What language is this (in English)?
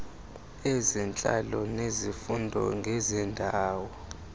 Xhosa